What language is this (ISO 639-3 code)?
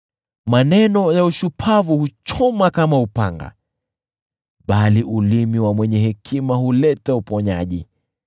swa